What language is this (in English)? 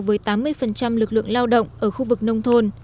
Vietnamese